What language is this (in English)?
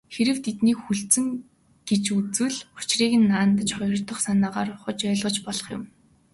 Mongolian